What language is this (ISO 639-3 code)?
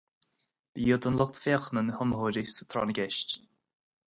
gle